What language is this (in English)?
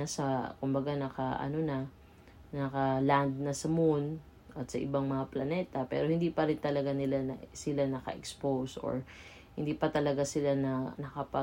Filipino